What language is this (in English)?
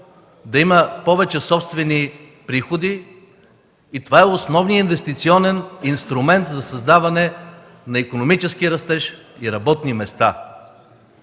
Bulgarian